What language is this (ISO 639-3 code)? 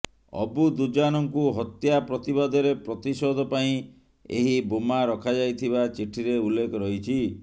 ori